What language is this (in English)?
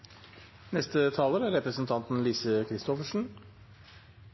Norwegian Nynorsk